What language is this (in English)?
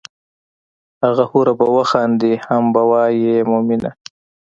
Pashto